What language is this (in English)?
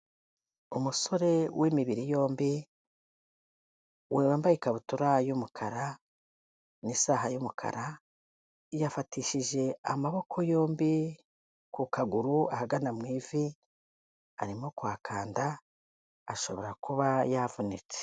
Kinyarwanda